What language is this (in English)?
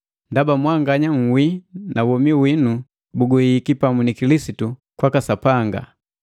Matengo